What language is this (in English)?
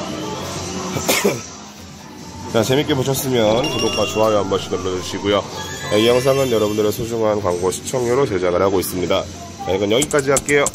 Korean